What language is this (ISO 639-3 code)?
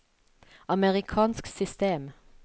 nor